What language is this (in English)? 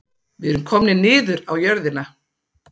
Icelandic